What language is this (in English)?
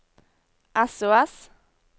Norwegian